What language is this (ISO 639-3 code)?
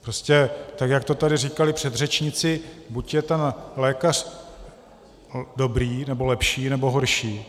ces